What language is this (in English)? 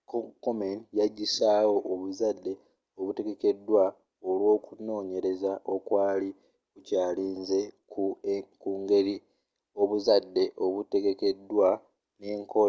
Ganda